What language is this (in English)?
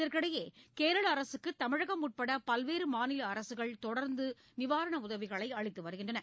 Tamil